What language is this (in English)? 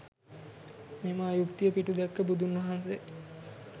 Sinhala